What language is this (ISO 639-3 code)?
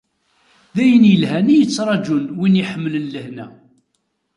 kab